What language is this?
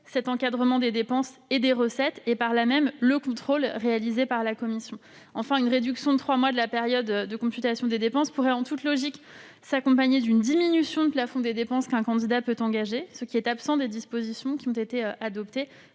French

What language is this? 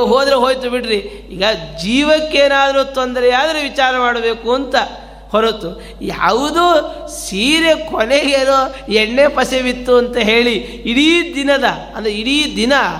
Kannada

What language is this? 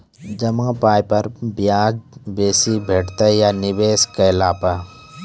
Maithili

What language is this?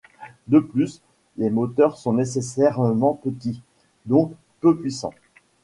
French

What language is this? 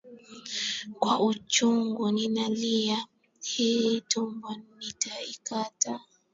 Swahili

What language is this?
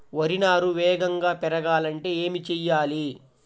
Telugu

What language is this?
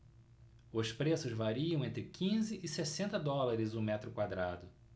Portuguese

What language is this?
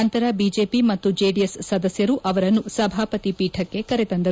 Kannada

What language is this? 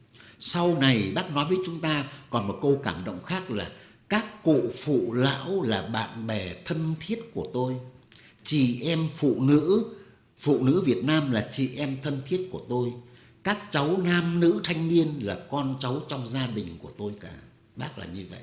Vietnamese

